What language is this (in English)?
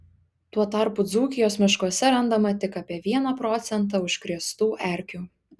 Lithuanian